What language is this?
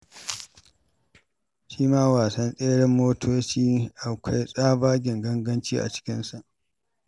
Hausa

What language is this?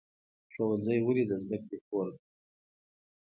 Pashto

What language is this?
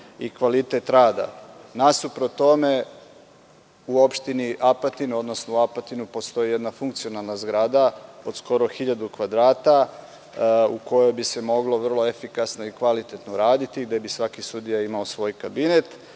Serbian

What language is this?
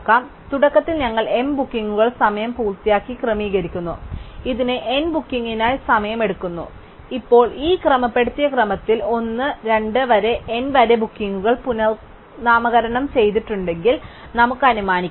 Malayalam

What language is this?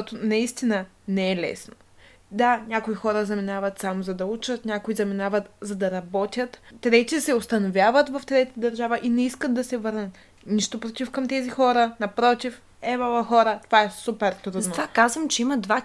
Bulgarian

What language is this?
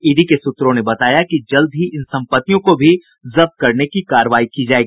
Hindi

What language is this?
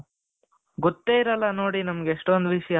Kannada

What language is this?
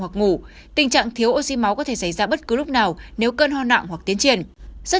Vietnamese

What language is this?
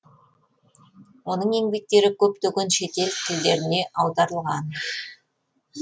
Kazakh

